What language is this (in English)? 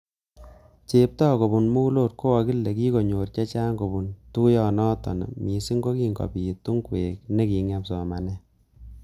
Kalenjin